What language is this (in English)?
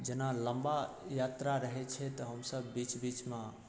Maithili